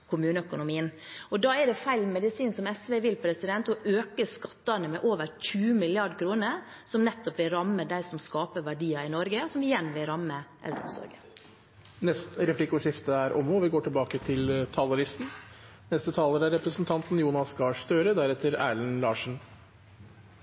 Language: Norwegian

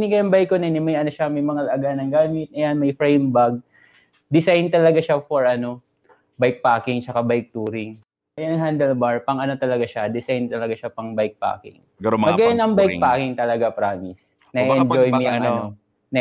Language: Filipino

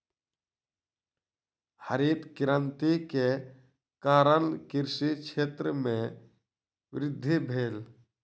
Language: Maithili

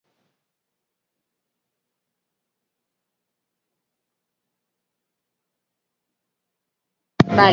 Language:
Basque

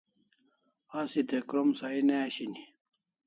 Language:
Kalasha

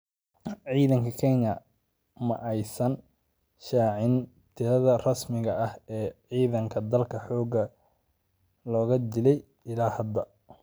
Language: Somali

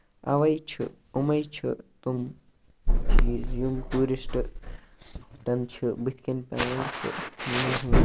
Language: Kashmiri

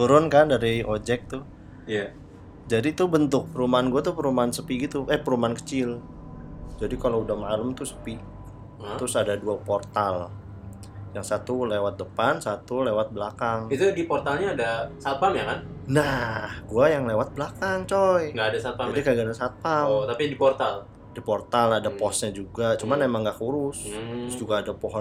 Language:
Indonesian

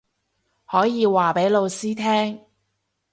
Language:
Cantonese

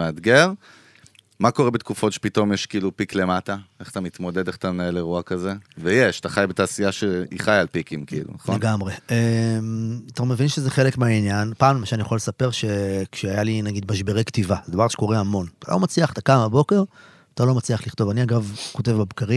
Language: Hebrew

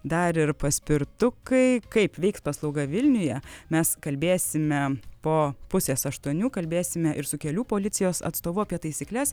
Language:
Lithuanian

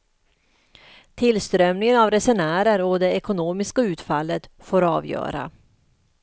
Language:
Swedish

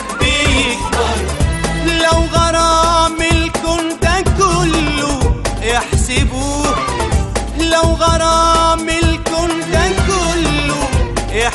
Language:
Arabic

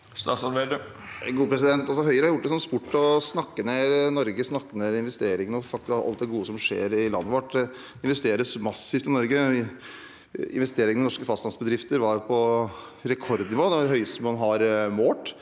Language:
Norwegian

